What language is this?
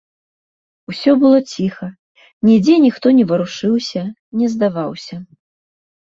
Belarusian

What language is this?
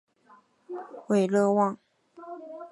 Chinese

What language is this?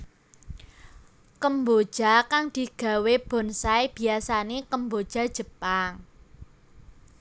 Javanese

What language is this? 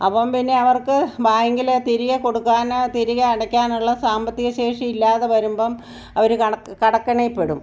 Malayalam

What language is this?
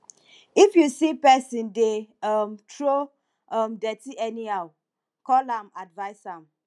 Nigerian Pidgin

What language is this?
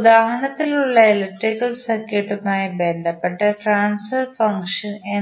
Malayalam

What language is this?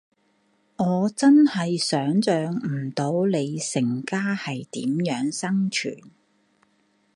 Cantonese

